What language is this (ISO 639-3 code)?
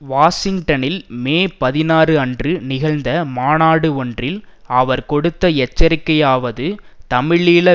tam